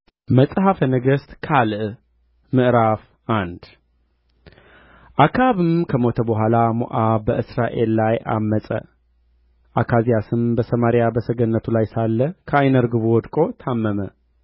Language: Amharic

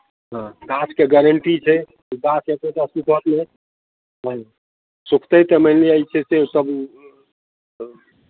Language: Maithili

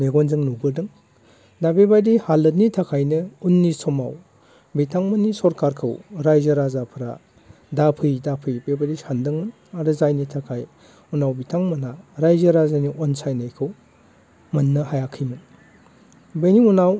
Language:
Bodo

